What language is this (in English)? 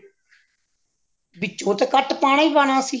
Punjabi